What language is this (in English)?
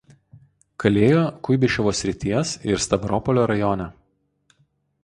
Lithuanian